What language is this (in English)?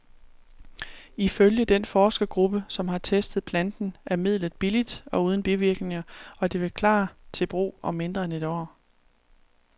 Danish